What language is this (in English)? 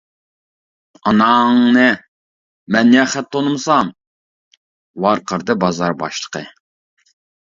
Uyghur